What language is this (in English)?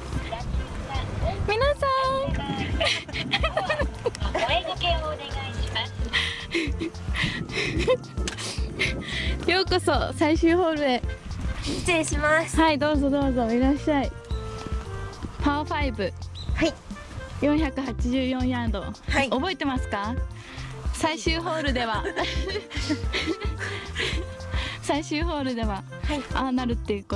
Japanese